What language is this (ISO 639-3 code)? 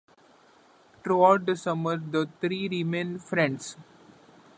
eng